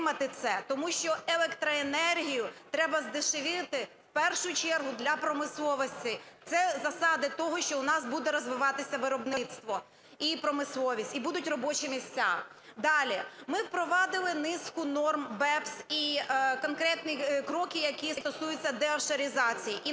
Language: Ukrainian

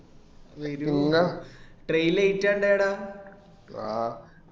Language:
Malayalam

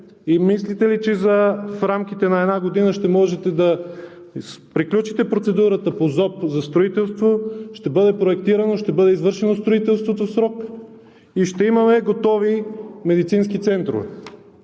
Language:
Bulgarian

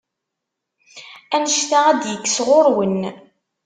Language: Kabyle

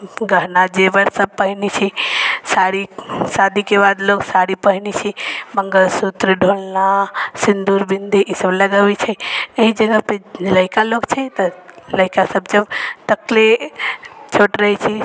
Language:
Maithili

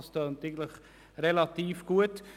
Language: Swiss German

